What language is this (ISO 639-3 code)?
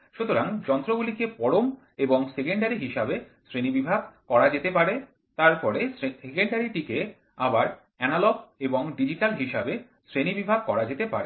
ben